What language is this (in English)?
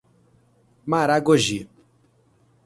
Portuguese